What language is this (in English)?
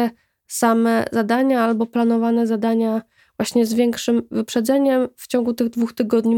Polish